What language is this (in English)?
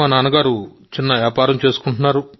Telugu